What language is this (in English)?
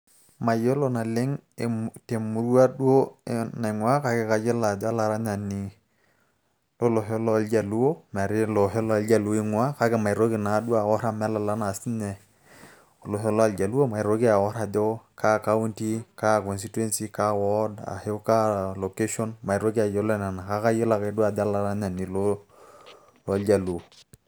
Masai